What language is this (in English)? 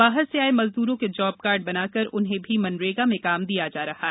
Hindi